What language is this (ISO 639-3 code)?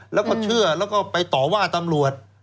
tha